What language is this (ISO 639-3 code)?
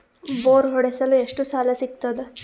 kan